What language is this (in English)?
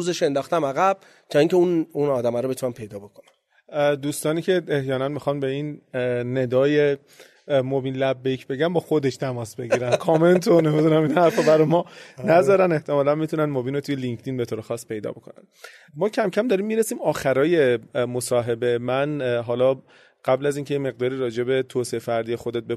Persian